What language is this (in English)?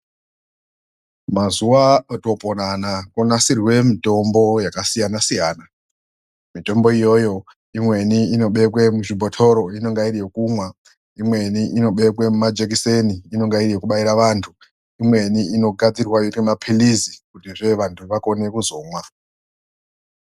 Ndau